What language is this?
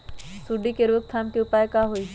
Magahi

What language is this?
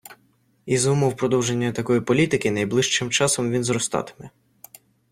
Ukrainian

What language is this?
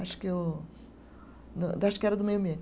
Portuguese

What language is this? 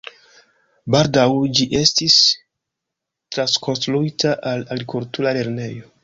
Esperanto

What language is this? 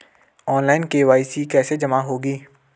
Hindi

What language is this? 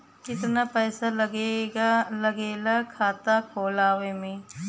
Bhojpuri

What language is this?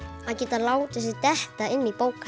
Icelandic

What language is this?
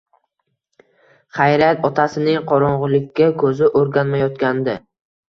Uzbek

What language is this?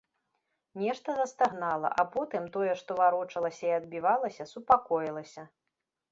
Belarusian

